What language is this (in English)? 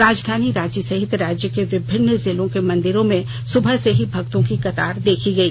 Hindi